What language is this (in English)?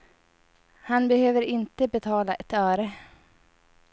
Swedish